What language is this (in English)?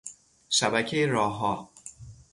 Persian